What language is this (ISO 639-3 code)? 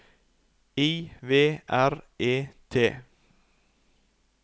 nor